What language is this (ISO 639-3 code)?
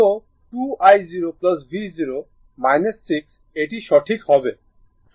ben